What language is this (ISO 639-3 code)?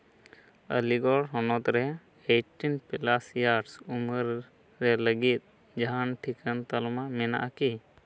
sat